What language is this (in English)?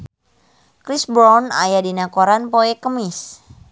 Sundanese